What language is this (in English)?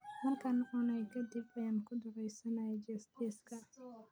Somali